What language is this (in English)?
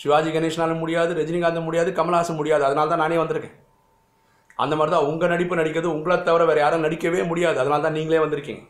Tamil